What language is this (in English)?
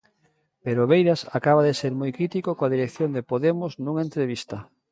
Galician